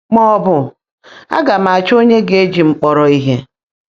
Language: Igbo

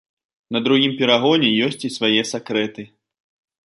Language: Belarusian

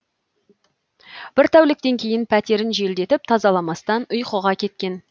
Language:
Kazakh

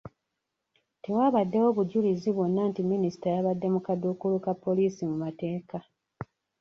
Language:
Ganda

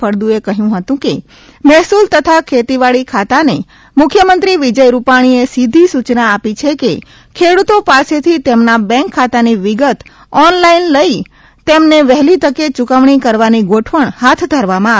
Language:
Gujarati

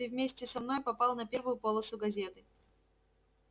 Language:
Russian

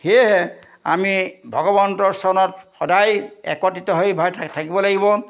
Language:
Assamese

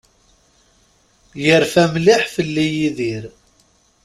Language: Kabyle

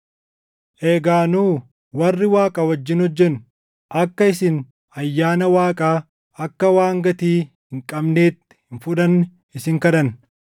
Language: Oromo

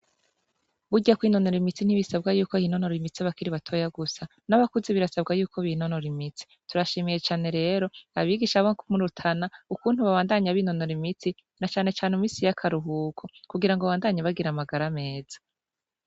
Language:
Rundi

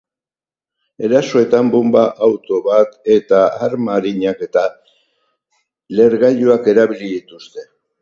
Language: Basque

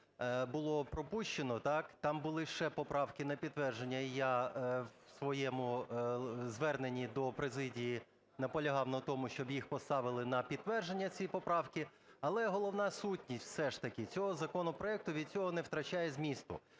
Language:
Ukrainian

